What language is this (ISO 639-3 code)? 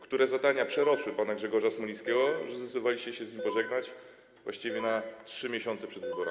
pol